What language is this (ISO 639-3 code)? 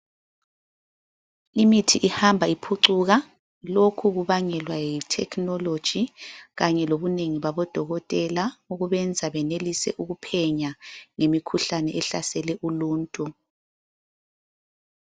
nde